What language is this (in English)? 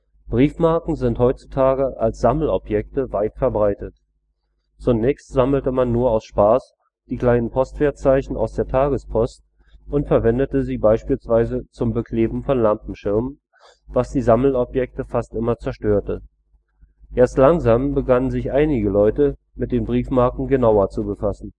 German